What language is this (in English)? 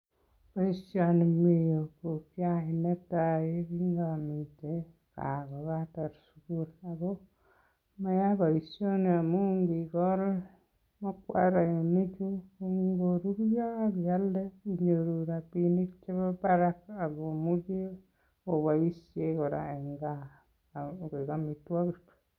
Kalenjin